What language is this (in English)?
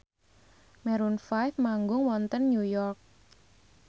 Javanese